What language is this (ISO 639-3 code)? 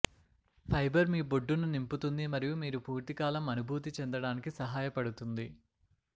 tel